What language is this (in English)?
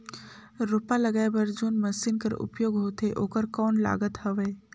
Chhattisgarhi